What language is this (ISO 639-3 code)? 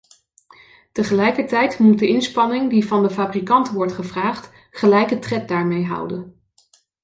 nld